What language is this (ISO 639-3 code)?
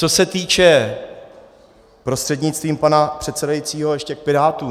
ces